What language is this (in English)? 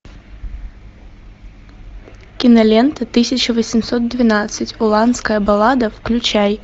Russian